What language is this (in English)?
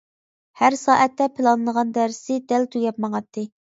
Uyghur